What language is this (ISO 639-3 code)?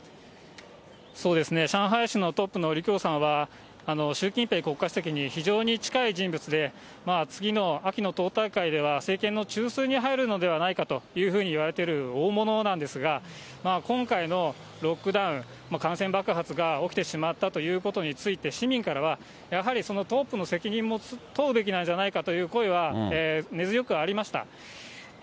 jpn